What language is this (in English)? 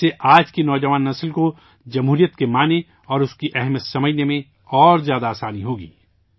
Urdu